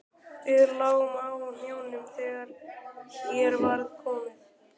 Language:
Icelandic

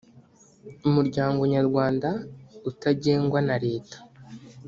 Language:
Kinyarwanda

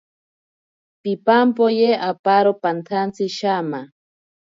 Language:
Ashéninka Perené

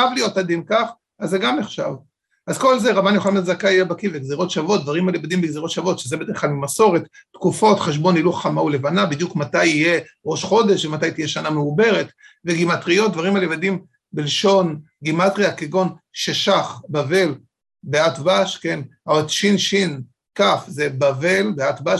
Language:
Hebrew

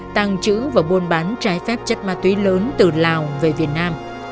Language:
Vietnamese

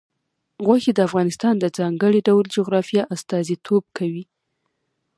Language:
Pashto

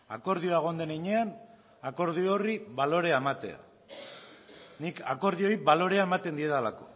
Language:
Basque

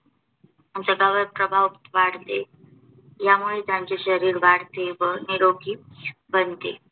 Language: Marathi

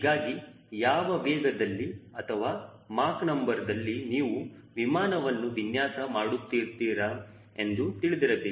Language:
Kannada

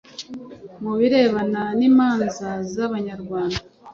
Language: Kinyarwanda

